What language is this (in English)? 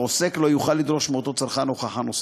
Hebrew